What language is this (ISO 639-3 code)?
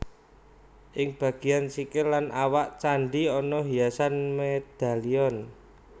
jav